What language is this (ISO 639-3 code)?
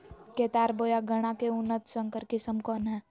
mag